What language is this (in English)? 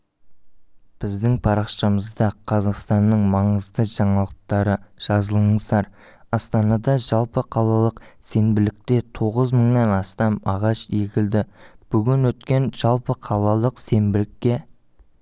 Kazakh